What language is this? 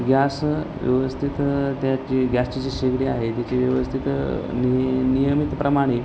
Marathi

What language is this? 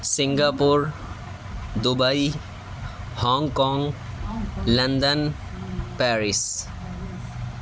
Urdu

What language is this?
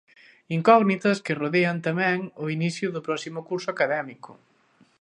Galician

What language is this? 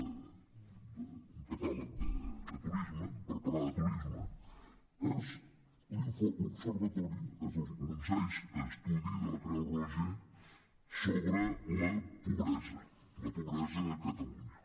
Catalan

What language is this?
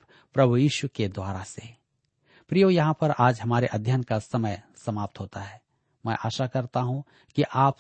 Hindi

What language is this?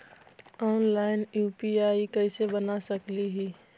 Magahi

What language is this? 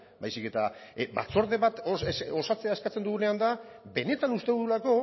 Basque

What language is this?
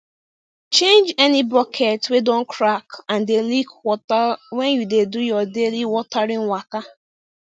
Nigerian Pidgin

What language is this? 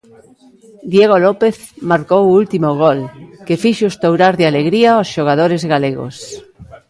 Galician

